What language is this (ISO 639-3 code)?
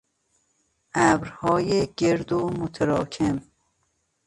fas